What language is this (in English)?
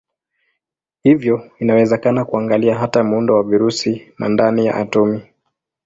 Swahili